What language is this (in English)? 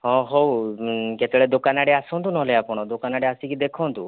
Odia